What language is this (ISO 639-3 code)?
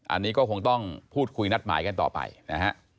tha